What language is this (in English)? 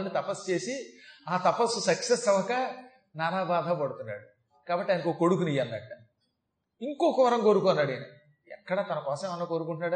Telugu